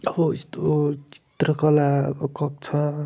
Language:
Nepali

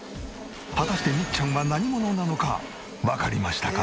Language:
Japanese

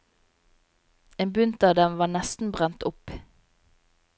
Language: Norwegian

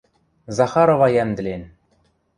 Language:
Western Mari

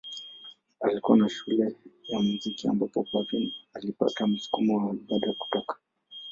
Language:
Swahili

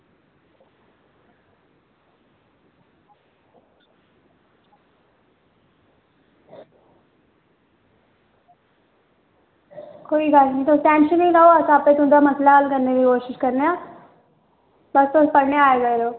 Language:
Dogri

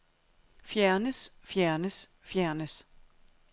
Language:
Danish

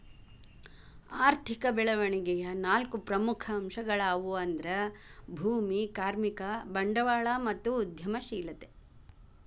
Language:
Kannada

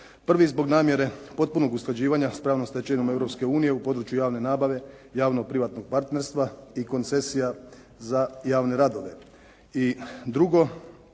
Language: Croatian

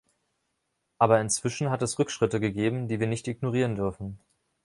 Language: German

